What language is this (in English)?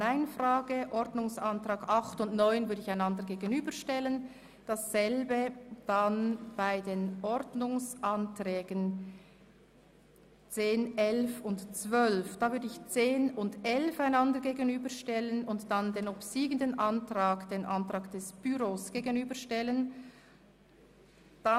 Swiss German